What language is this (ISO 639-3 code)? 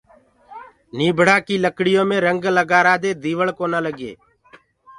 ggg